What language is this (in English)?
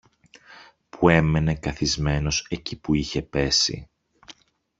Greek